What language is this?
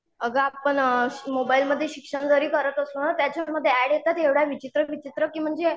Marathi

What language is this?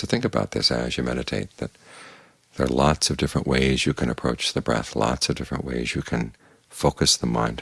English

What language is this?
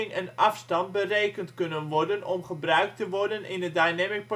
Dutch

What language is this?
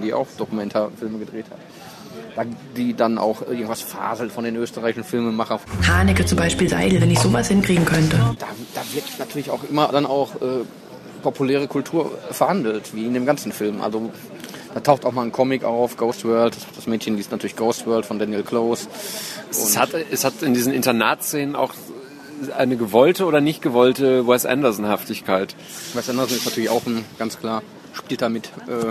German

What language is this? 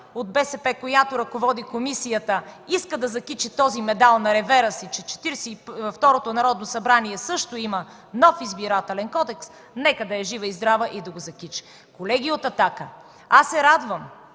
Bulgarian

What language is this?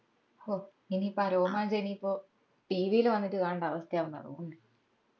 Malayalam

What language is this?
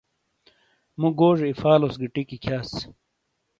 Shina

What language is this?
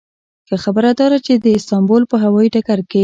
Pashto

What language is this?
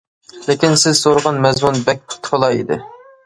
Uyghur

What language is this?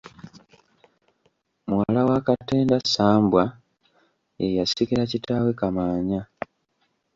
Ganda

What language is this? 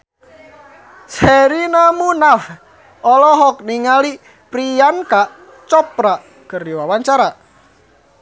Sundanese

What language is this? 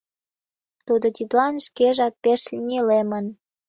Mari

